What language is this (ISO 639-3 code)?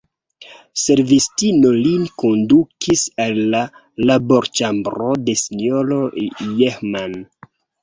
epo